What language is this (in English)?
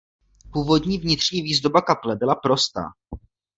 Czech